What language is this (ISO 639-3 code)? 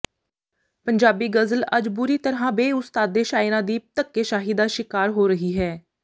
pan